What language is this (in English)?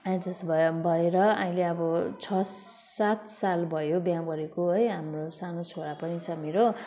Nepali